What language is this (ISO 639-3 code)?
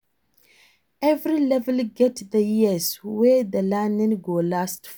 pcm